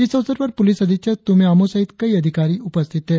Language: Hindi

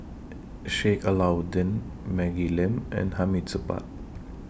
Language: English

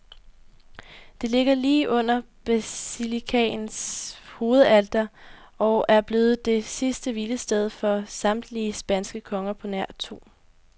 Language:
Danish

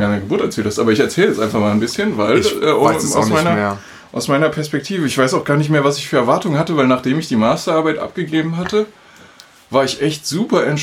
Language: German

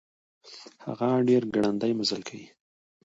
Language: Pashto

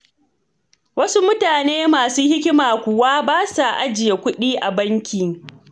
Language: Hausa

